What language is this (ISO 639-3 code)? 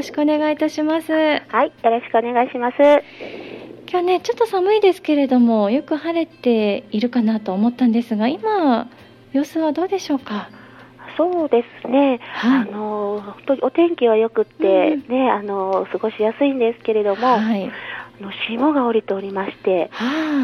jpn